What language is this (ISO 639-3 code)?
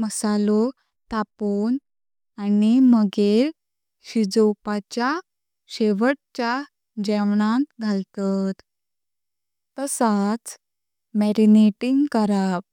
kok